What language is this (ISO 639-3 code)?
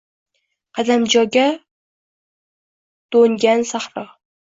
uzb